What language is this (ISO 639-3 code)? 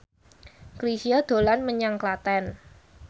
jav